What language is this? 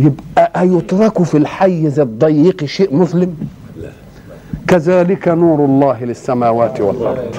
Arabic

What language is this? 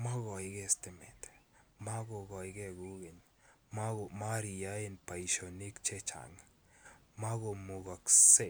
Kalenjin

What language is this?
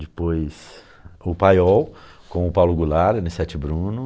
Portuguese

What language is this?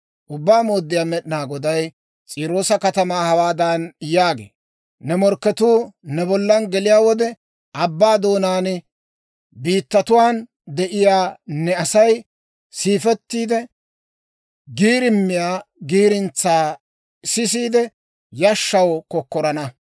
Dawro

